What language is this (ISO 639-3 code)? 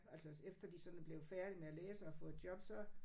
dan